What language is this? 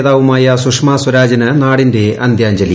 Malayalam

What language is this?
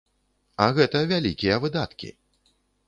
Belarusian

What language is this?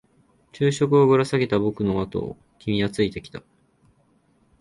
Japanese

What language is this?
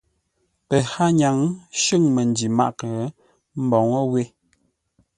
Ngombale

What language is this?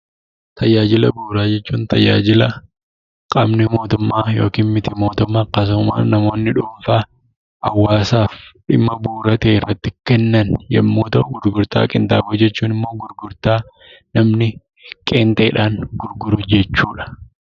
Oromo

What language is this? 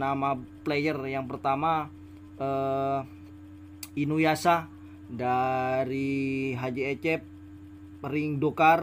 Indonesian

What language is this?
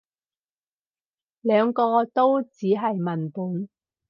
Cantonese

